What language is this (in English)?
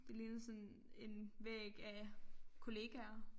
Danish